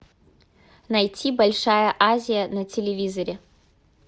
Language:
Russian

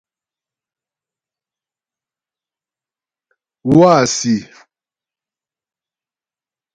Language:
Ghomala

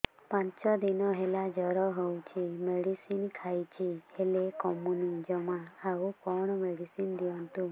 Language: Odia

